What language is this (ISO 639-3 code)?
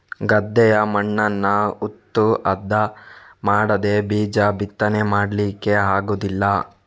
kan